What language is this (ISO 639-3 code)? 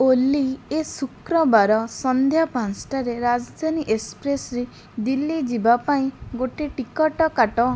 ori